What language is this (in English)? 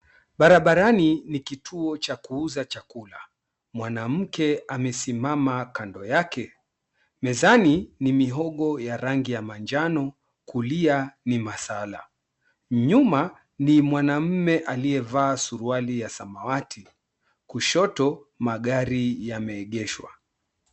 Swahili